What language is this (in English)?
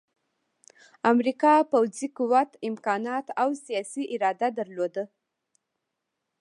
Pashto